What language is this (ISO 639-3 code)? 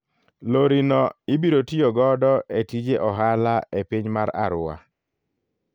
luo